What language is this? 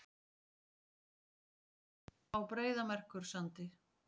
Icelandic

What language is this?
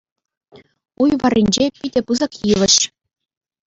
Chuvash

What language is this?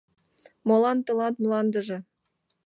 Mari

